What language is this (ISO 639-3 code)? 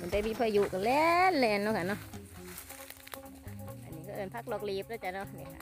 tha